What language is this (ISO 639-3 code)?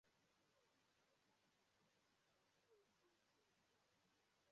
ibo